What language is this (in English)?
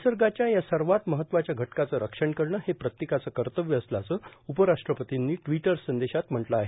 Marathi